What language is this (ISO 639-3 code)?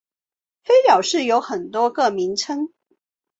zho